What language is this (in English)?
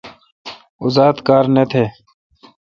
Kalkoti